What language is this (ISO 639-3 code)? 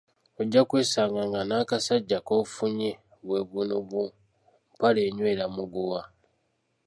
lug